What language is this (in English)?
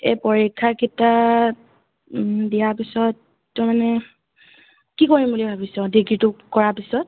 Assamese